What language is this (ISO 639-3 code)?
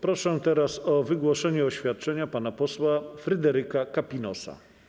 pol